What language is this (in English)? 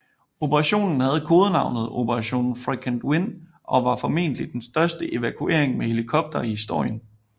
Danish